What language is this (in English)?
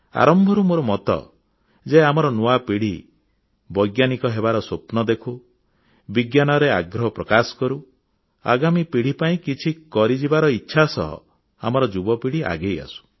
Odia